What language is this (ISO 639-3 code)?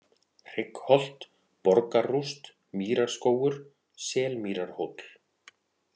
isl